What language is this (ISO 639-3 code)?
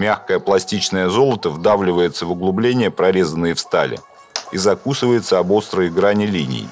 rus